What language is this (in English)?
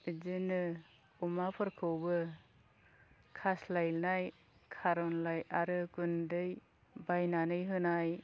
Bodo